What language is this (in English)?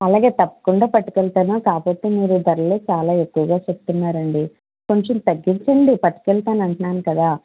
Telugu